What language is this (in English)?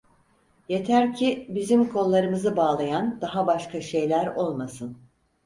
Turkish